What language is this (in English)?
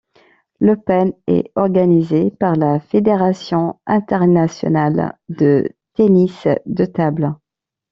French